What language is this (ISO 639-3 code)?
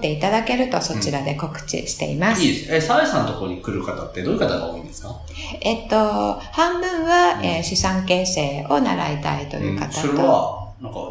jpn